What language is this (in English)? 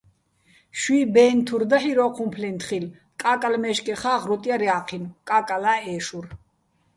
Bats